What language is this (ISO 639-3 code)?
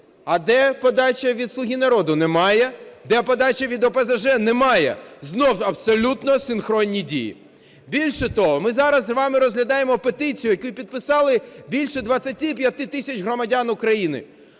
ukr